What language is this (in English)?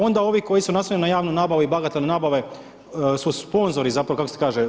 Croatian